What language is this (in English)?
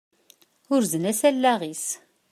Kabyle